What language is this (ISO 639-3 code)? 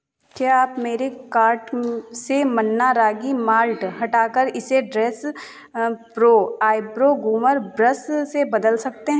hin